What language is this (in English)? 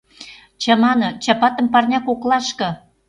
Mari